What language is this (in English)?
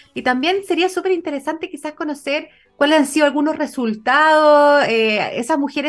Spanish